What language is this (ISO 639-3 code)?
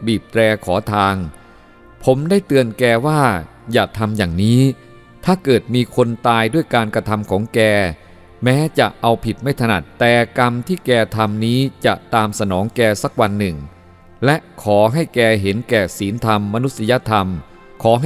tha